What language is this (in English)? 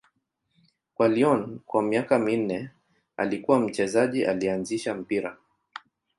Swahili